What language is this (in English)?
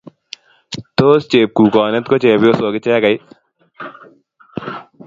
Kalenjin